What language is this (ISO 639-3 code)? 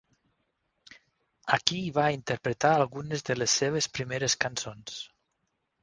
cat